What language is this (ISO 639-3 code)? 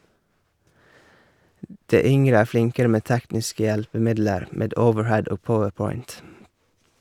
nor